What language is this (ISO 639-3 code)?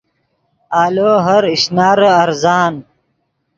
ydg